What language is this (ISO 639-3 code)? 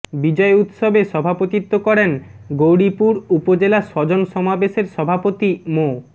ben